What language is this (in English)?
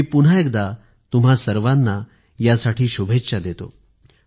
Marathi